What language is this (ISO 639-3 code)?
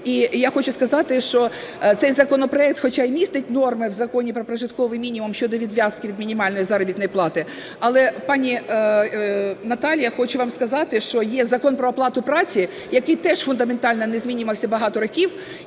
ukr